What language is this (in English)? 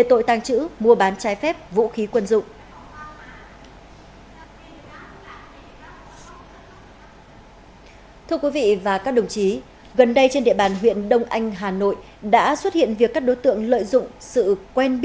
Vietnamese